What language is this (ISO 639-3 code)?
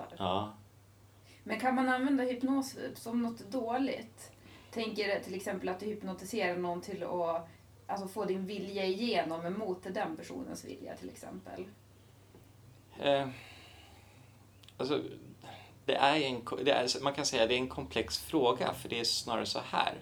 swe